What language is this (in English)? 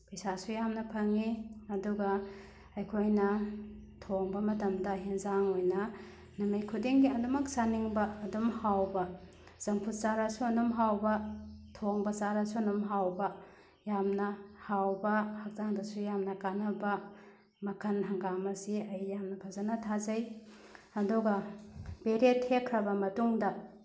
Manipuri